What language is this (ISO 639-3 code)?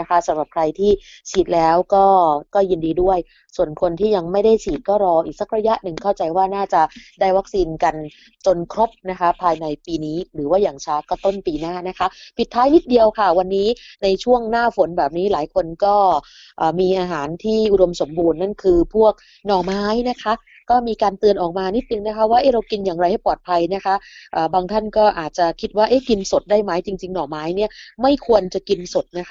tha